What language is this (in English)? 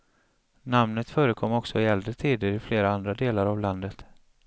Swedish